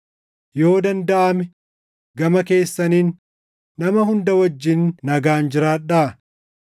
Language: Oromo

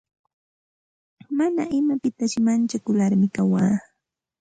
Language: Santa Ana de Tusi Pasco Quechua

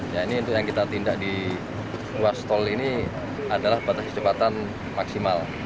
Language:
Indonesian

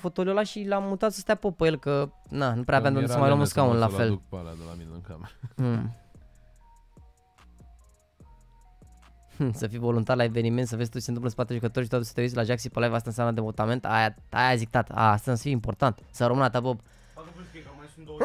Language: Romanian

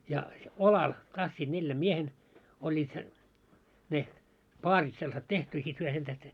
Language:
Finnish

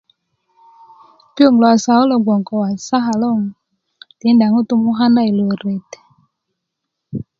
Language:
Kuku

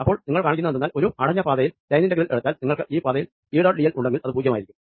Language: Malayalam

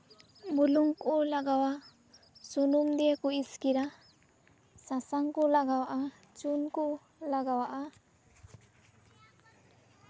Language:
Santali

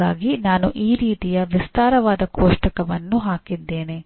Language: Kannada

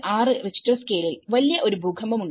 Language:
Malayalam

